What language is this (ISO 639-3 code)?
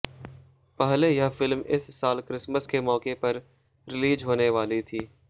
hin